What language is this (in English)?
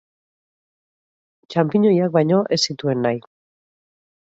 Basque